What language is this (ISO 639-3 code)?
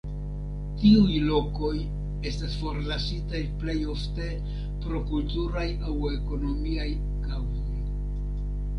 epo